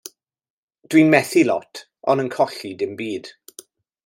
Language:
Welsh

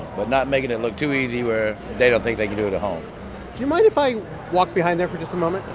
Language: English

